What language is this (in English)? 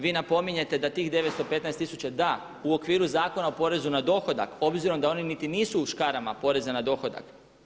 Croatian